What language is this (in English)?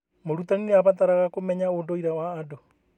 Kikuyu